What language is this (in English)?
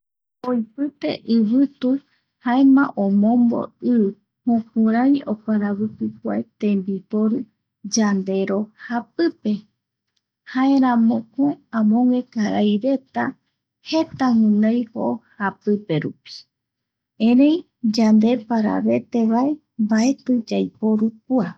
Eastern Bolivian Guaraní